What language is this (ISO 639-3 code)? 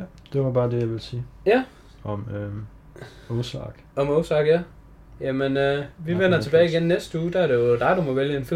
dan